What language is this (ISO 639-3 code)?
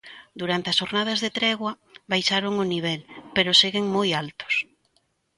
glg